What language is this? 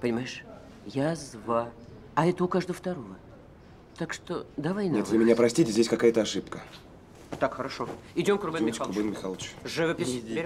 Russian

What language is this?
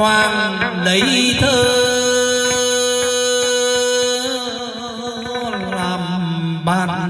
Vietnamese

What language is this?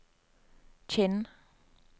Norwegian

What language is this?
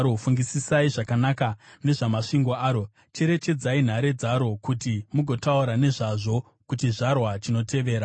Shona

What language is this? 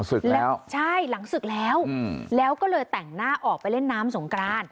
Thai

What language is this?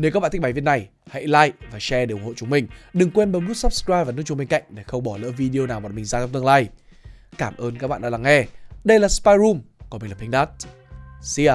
Vietnamese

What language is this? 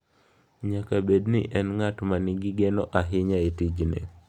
Luo (Kenya and Tanzania)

